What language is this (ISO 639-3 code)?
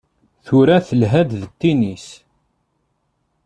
kab